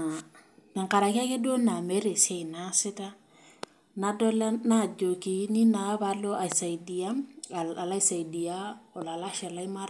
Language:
Masai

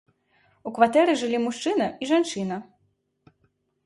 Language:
Belarusian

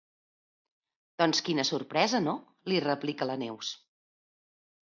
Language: Catalan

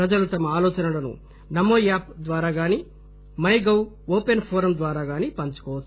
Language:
Telugu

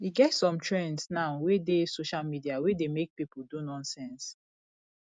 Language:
Nigerian Pidgin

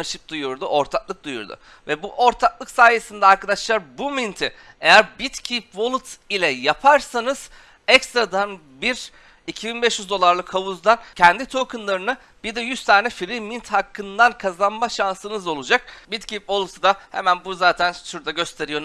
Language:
Turkish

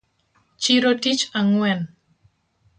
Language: Luo (Kenya and Tanzania)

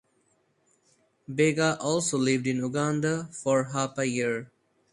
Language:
English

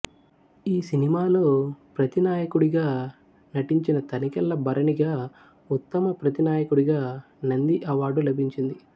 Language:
Telugu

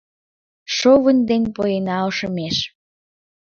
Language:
Mari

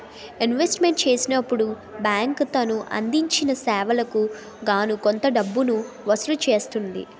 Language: Telugu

